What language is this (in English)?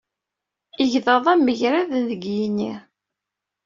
Kabyle